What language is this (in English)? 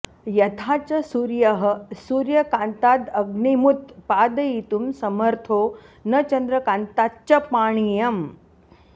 Sanskrit